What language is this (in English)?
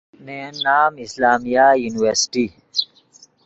Yidgha